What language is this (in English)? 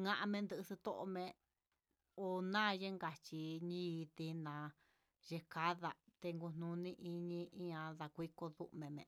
Huitepec Mixtec